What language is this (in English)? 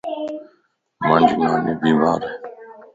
Lasi